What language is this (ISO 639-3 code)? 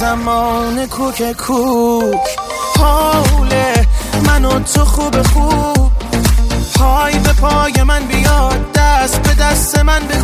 fas